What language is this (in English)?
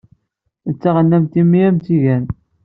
Kabyle